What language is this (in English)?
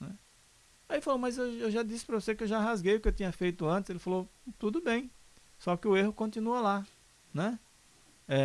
Portuguese